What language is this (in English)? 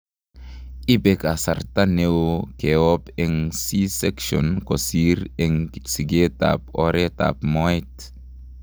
Kalenjin